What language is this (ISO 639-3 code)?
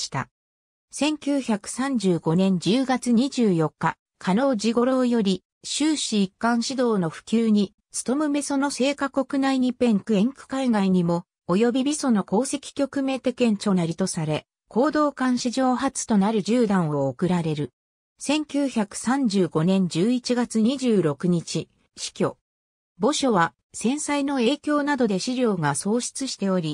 jpn